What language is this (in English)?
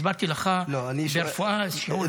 Hebrew